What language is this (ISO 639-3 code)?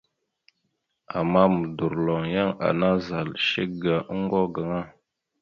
mxu